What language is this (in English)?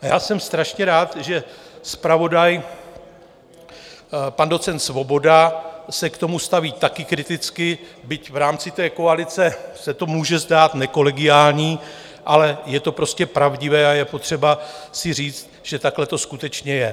Czech